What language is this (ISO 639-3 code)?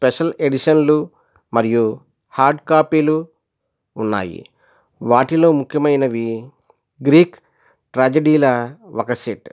tel